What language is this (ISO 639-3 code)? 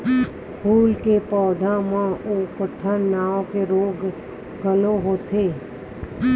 hne